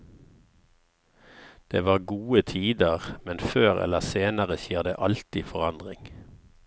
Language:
Norwegian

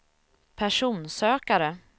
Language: Swedish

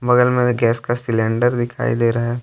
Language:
Hindi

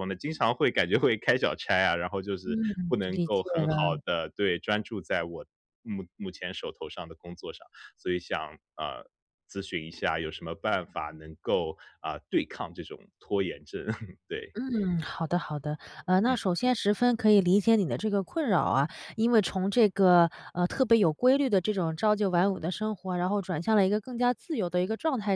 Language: Chinese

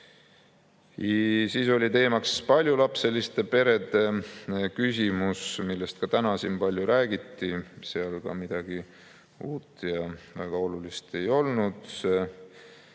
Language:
Estonian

